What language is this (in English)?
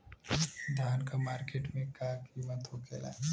Bhojpuri